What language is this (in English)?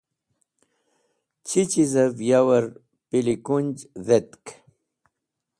Wakhi